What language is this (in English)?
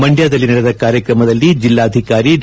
Kannada